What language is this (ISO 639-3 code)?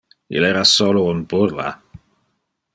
ina